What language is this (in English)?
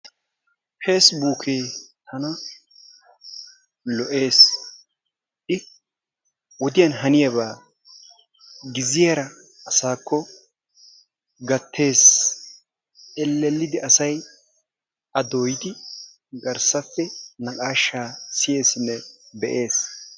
Wolaytta